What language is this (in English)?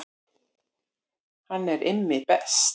Icelandic